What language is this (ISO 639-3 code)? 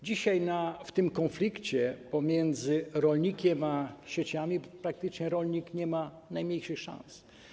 pol